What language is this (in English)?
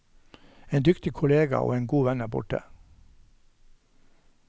Norwegian